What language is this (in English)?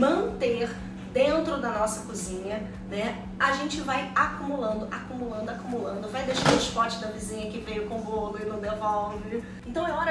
Portuguese